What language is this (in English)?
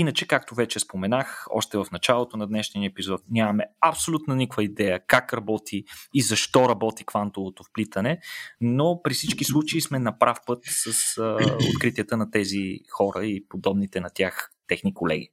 Bulgarian